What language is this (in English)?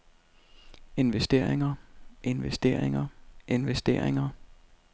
Danish